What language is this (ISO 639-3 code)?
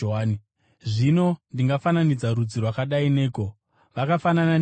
sna